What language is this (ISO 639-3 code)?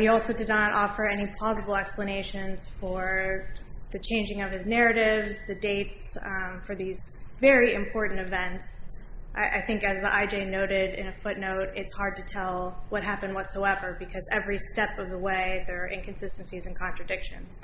eng